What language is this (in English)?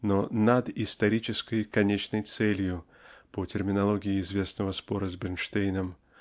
Russian